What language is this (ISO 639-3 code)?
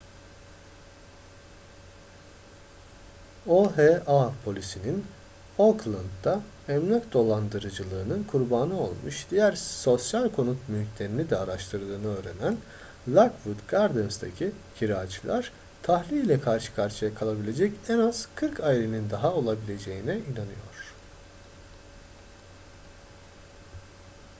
tur